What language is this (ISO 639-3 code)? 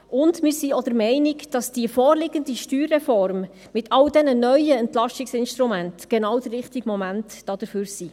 gsw